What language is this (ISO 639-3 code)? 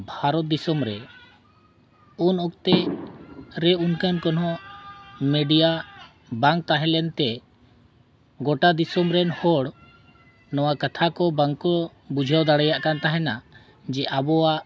sat